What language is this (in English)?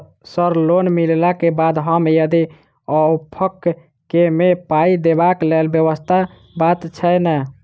Maithili